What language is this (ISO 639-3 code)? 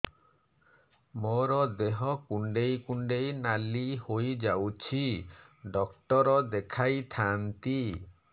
ori